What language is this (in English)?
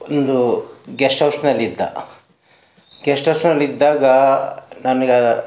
Kannada